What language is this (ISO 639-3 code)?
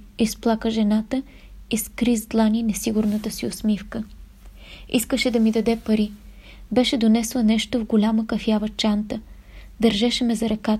bul